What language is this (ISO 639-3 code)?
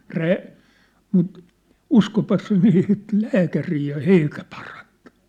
fin